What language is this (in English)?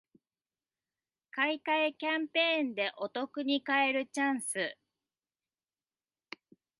Japanese